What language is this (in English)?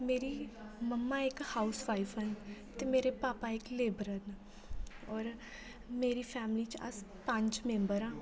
Dogri